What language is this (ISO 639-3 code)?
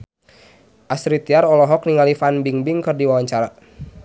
sun